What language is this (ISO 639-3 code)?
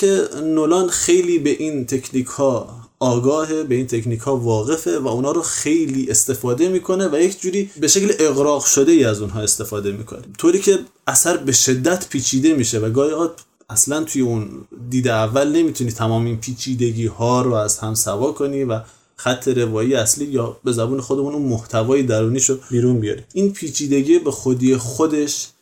fas